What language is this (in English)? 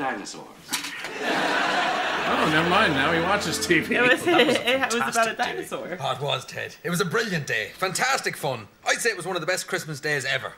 English